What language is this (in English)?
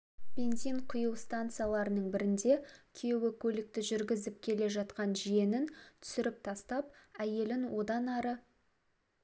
Kazakh